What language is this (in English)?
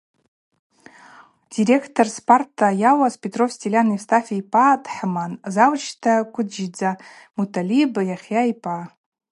Abaza